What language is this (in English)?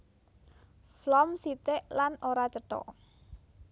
Javanese